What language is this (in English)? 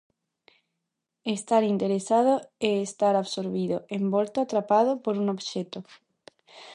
Galician